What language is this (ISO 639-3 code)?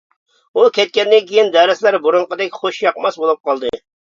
uig